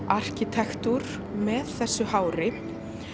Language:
Icelandic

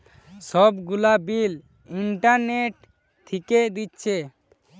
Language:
Bangla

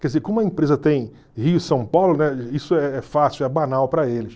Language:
Portuguese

